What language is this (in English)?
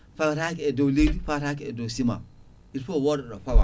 Fula